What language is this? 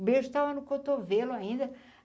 Portuguese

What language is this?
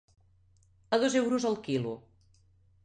Catalan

